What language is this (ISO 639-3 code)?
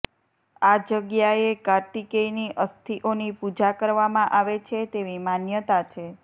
guj